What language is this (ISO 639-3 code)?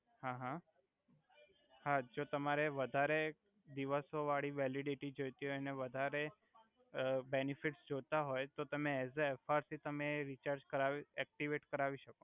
guj